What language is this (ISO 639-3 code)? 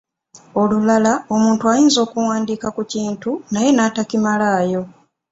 lug